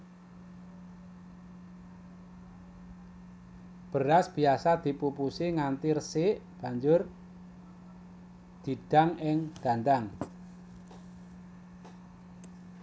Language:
Javanese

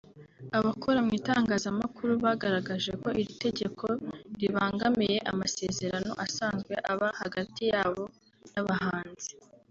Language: Kinyarwanda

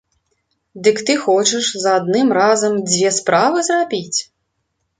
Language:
Belarusian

